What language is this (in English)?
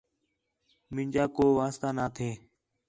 Khetrani